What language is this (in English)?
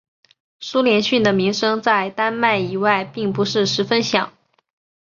Chinese